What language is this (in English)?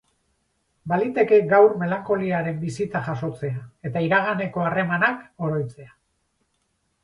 Basque